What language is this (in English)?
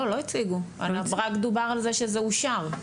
Hebrew